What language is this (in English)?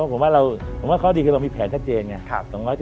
Thai